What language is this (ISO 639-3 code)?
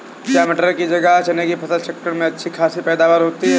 hin